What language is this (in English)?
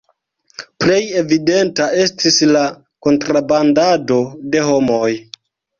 Esperanto